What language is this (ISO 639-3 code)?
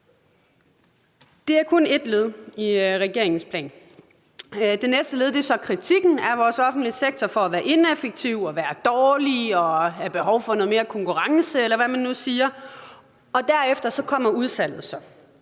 dan